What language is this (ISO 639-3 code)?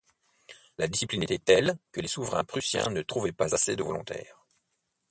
fra